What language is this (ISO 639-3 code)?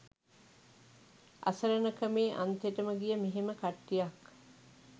sin